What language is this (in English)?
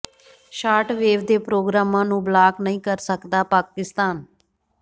Punjabi